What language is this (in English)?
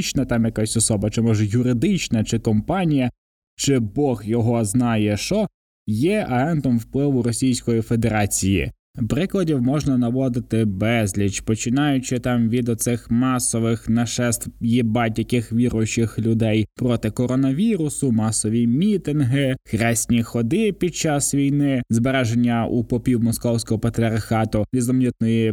Ukrainian